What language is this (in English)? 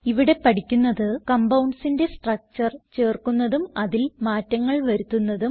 Malayalam